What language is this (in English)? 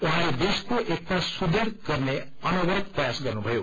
Nepali